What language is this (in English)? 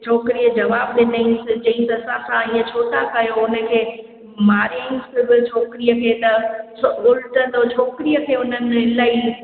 Sindhi